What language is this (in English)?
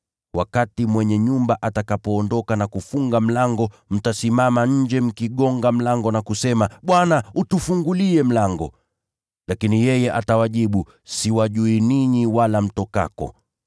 Swahili